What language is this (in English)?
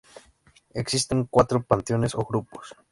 Spanish